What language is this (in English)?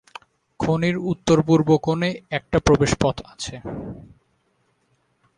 Bangla